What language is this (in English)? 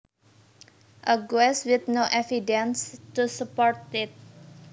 Javanese